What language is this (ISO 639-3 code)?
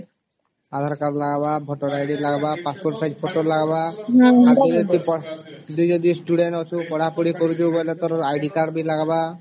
ori